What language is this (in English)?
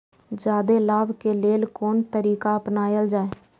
Maithili